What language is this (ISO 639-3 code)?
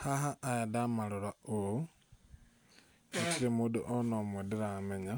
kik